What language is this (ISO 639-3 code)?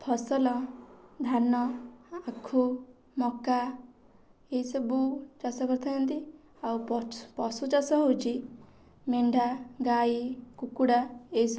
ori